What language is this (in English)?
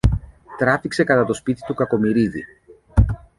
Greek